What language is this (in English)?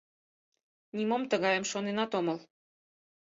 Mari